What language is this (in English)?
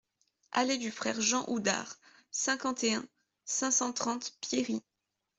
French